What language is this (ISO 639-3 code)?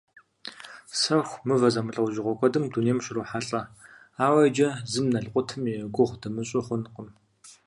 kbd